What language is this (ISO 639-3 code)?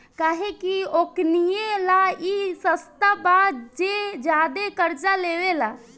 bho